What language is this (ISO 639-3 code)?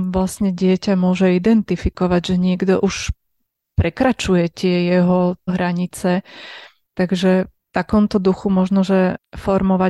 slk